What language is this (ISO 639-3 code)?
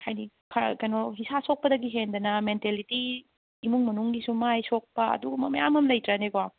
mni